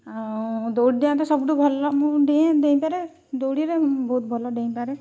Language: Odia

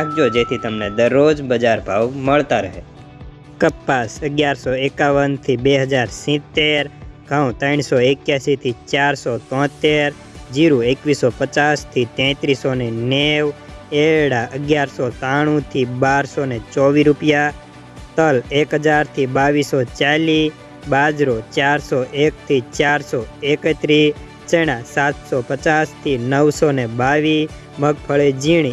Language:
Hindi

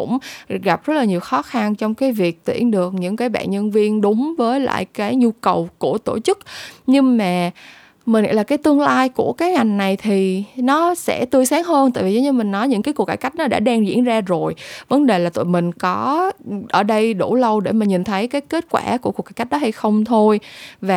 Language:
Vietnamese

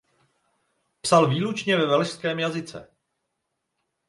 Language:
Czech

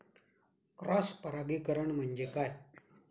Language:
Marathi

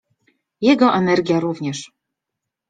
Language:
Polish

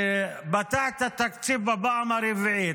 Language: Hebrew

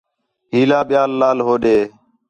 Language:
Khetrani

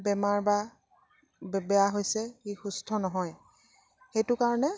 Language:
Assamese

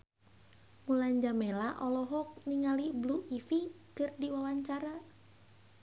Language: Sundanese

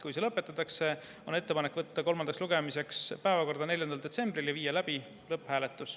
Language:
Estonian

